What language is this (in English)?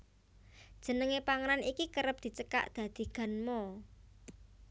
Javanese